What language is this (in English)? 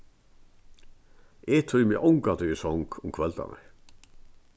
Faroese